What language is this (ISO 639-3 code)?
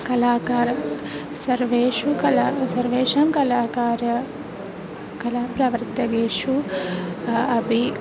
san